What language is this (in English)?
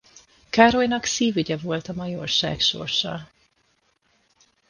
Hungarian